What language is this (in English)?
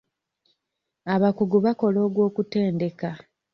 Ganda